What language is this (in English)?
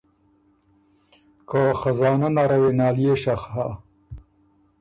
Ormuri